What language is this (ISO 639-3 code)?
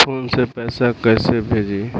bho